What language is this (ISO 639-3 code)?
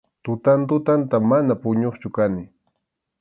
qxu